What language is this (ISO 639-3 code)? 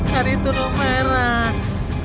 ind